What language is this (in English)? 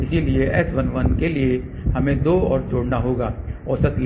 Hindi